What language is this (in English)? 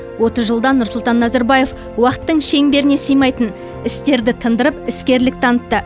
Kazakh